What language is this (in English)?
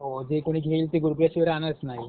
Marathi